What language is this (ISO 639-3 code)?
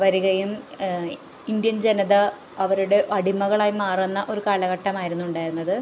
mal